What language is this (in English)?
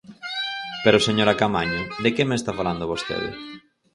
Galician